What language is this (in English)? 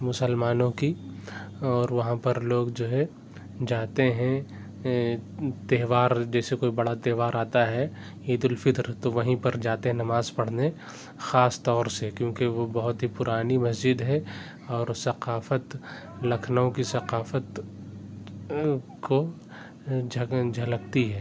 Urdu